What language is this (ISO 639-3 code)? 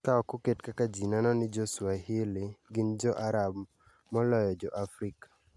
luo